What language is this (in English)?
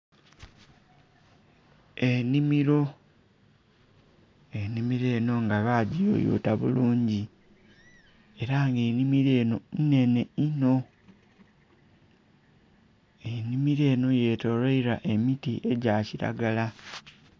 Soga